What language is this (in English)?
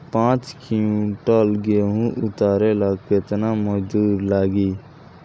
Bhojpuri